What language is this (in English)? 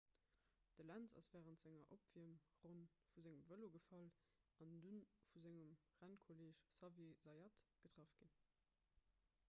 Luxembourgish